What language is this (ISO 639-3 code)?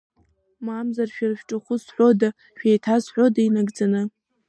abk